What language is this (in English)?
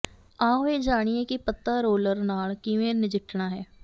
Punjabi